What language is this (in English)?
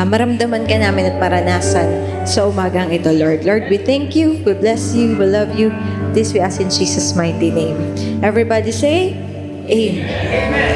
Filipino